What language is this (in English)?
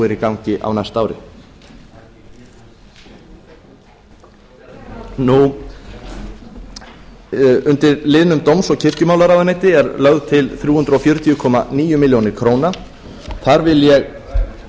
Icelandic